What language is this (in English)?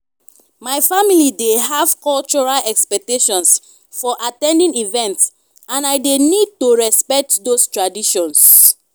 Nigerian Pidgin